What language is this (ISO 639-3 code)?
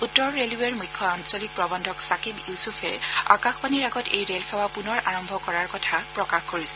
asm